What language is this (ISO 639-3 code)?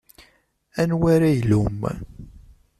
kab